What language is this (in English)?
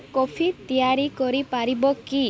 Odia